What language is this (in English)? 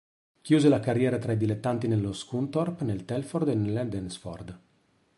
Italian